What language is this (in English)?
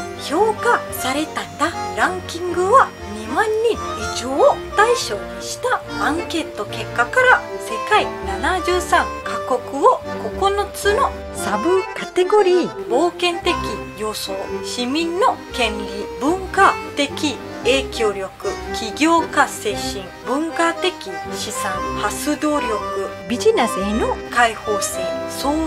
Japanese